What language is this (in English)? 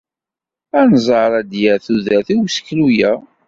Kabyle